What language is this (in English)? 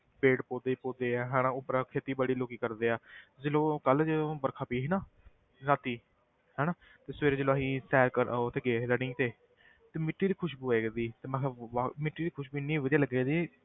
Punjabi